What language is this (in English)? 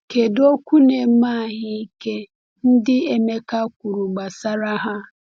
Igbo